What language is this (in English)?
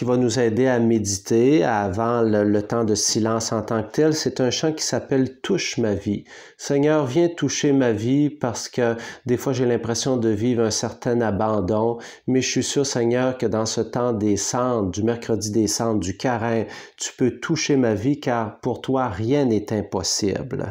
French